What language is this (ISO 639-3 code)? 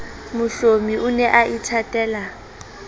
sot